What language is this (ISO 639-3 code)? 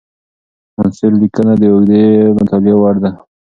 pus